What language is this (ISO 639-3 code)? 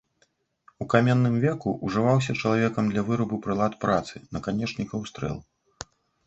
bel